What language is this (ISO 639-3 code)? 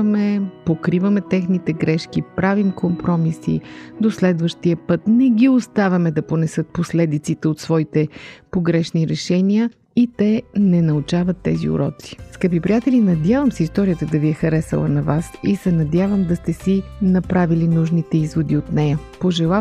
bul